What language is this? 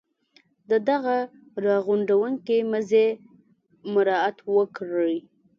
Pashto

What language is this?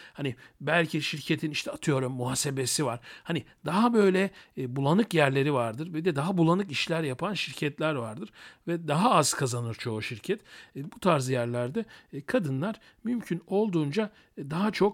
Turkish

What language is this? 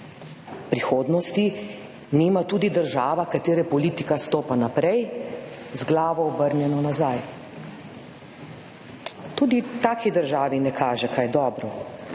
Slovenian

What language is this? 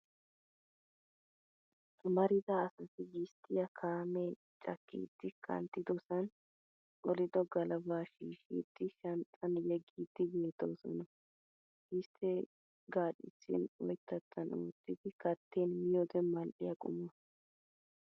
Wolaytta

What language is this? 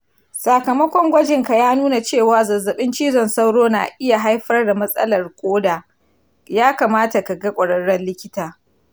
Hausa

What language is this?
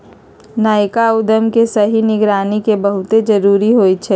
Magahi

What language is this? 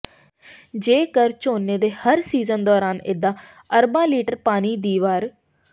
Punjabi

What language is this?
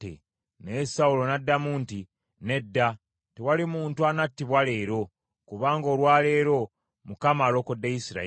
Ganda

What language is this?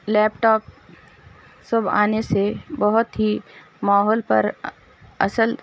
Urdu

